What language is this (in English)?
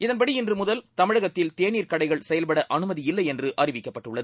Tamil